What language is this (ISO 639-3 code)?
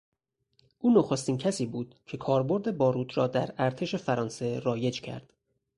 fas